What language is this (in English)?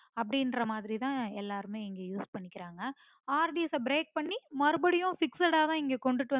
Tamil